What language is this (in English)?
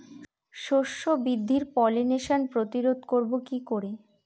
Bangla